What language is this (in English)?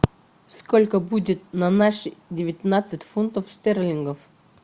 Russian